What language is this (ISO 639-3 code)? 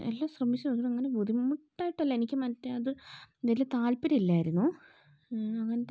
mal